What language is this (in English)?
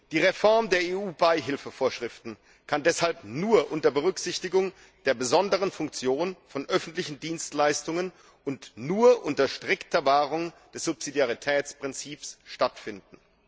German